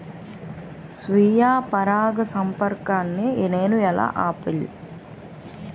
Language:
Telugu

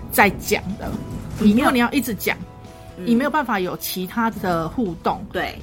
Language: Chinese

